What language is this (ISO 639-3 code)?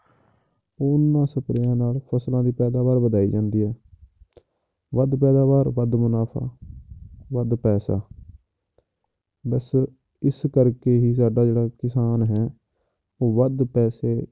pan